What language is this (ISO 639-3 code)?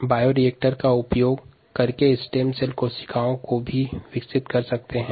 hin